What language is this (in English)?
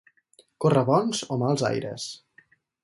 Catalan